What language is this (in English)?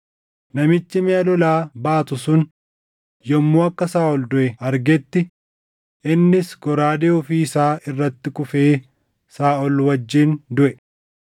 Oromo